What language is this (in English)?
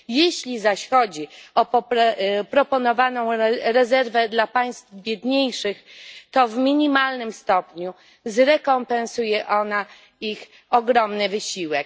Polish